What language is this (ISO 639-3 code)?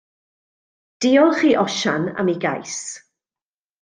cym